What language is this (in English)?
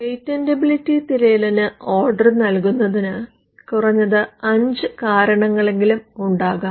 Malayalam